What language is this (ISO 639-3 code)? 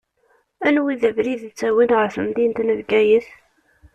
kab